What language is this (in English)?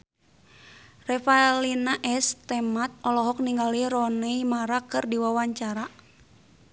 Sundanese